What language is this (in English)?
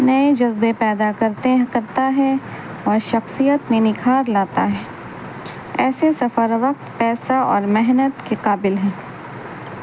Urdu